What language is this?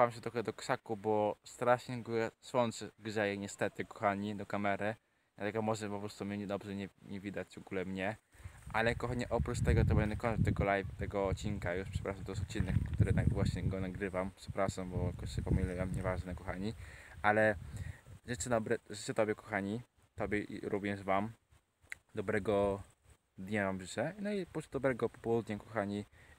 Polish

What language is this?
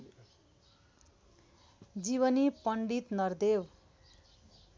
Nepali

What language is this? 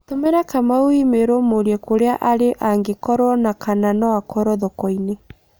Kikuyu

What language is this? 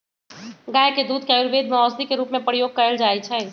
Magahi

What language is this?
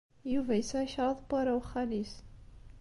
Kabyle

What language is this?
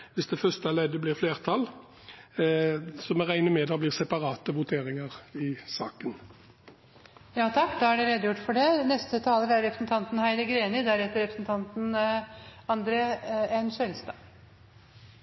Norwegian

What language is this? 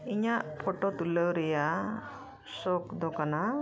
Santali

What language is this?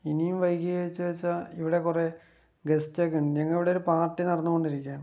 Malayalam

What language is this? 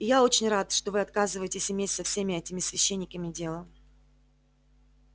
Russian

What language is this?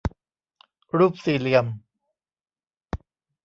Thai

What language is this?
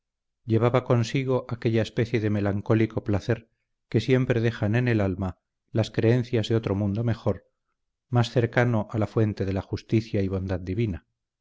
Spanish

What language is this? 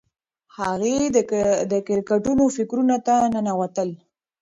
Pashto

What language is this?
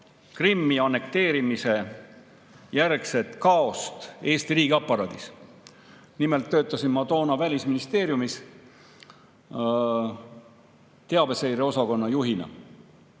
Estonian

